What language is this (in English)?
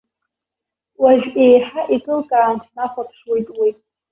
Abkhazian